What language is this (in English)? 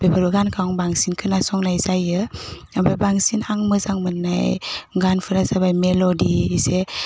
Bodo